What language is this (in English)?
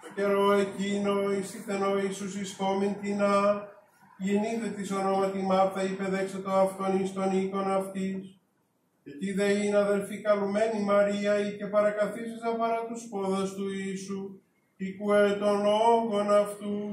Greek